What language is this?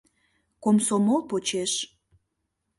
Mari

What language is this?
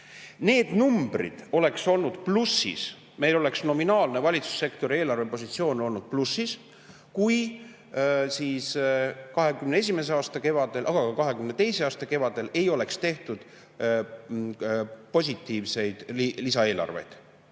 Estonian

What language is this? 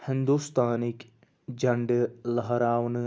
Kashmiri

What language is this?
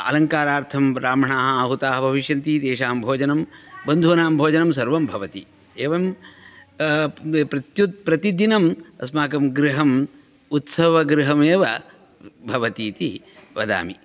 Sanskrit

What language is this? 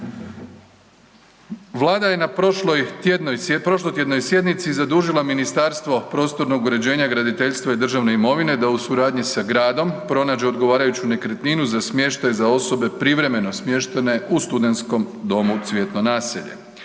Croatian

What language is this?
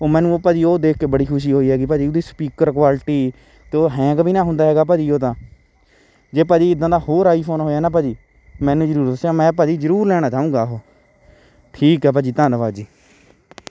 Punjabi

